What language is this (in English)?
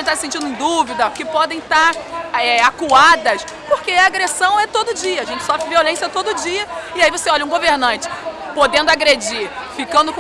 Portuguese